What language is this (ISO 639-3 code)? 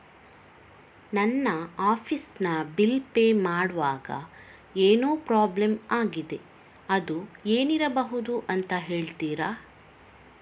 kan